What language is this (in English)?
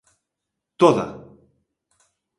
Galician